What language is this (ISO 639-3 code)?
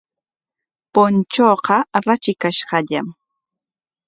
qwa